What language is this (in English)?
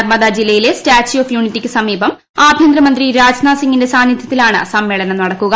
Malayalam